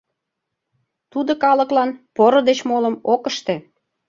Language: Mari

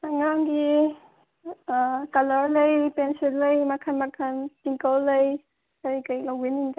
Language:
Manipuri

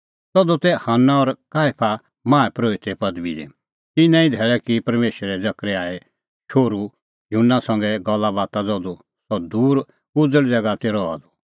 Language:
Kullu Pahari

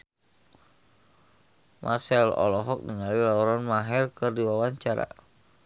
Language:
Sundanese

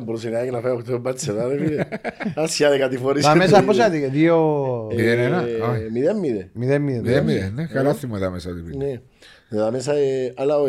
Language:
Greek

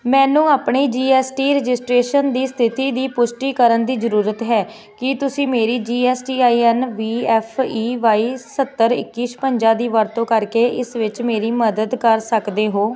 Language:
Punjabi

